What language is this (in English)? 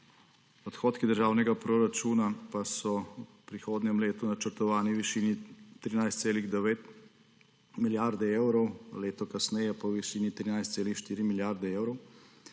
Slovenian